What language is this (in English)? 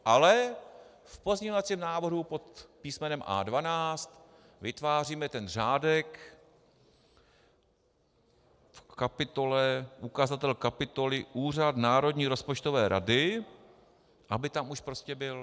Czech